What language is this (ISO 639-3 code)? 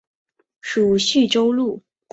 zho